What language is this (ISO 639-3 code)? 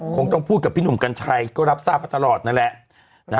tha